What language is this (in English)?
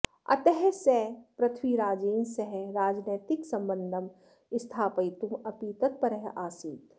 Sanskrit